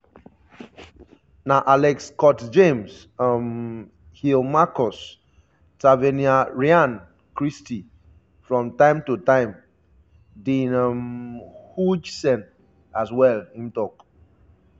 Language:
Nigerian Pidgin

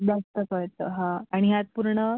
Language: Marathi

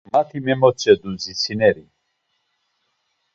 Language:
Laz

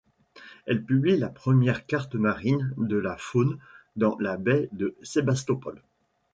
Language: French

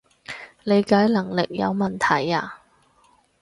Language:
Cantonese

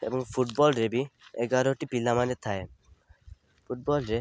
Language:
Odia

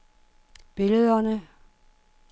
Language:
Danish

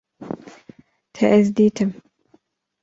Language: Kurdish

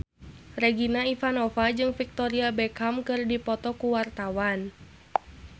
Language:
Sundanese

